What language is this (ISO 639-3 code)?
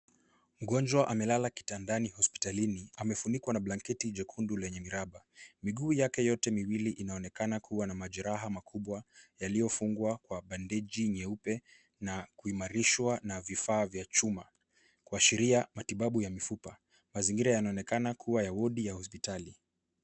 swa